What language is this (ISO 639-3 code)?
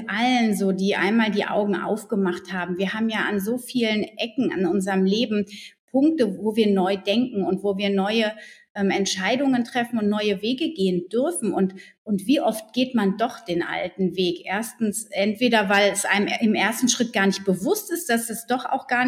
deu